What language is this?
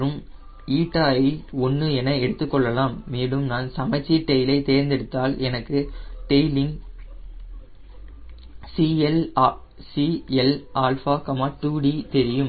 Tamil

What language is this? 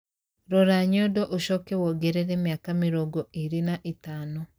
Kikuyu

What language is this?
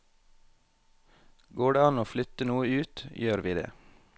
Norwegian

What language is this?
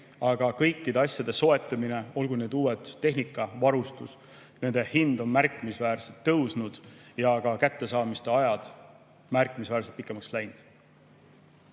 Estonian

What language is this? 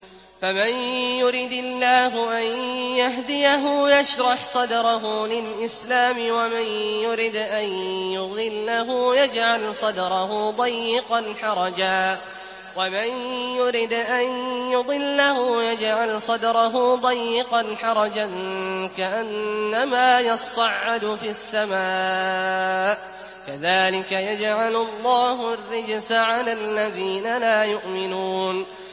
Arabic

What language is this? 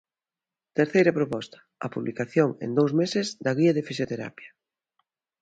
Galician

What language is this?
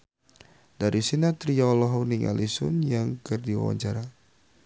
Sundanese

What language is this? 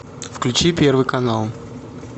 Russian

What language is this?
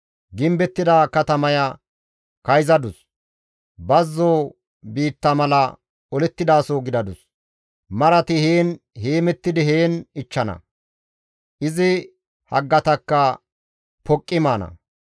Gamo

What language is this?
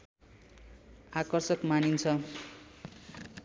Nepali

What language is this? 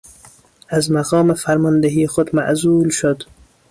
Persian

